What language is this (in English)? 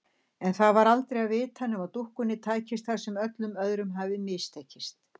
Icelandic